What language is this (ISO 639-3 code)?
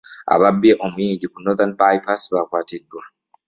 lug